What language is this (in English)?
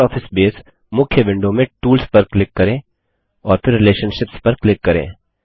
Hindi